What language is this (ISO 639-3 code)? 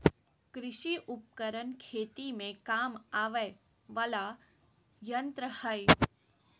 mag